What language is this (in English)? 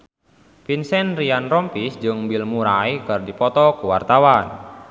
Sundanese